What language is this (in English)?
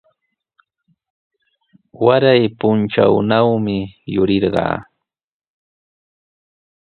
Sihuas Ancash Quechua